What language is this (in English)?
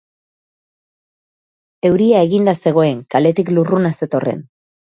Basque